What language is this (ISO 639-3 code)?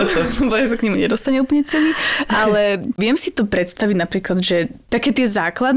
slk